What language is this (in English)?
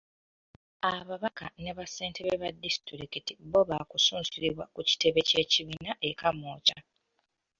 Ganda